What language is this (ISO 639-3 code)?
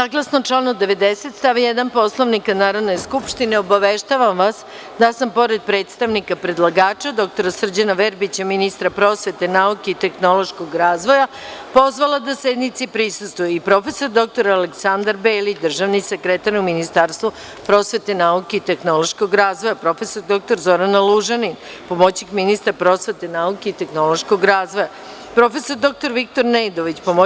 srp